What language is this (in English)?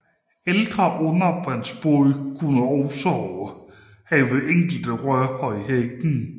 Danish